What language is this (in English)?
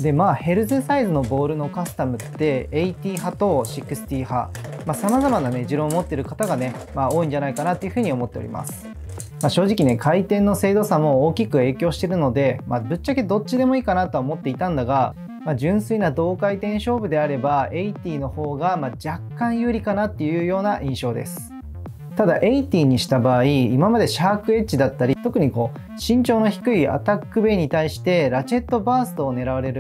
Japanese